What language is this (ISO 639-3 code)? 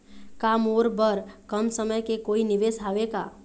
hne